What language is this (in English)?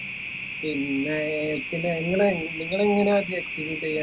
Malayalam